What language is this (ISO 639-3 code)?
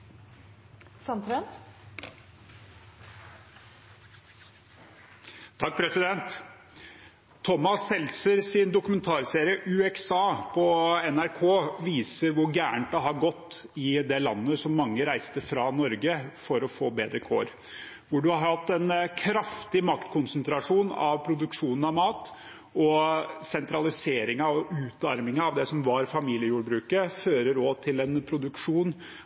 nor